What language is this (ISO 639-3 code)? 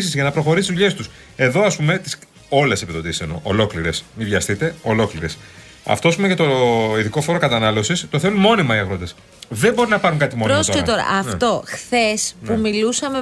ell